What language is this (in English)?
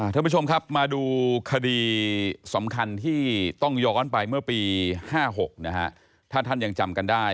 Thai